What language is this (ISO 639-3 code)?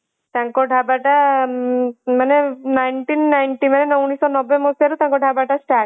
ori